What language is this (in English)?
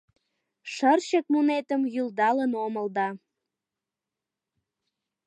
Mari